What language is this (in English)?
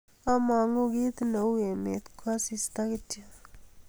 Kalenjin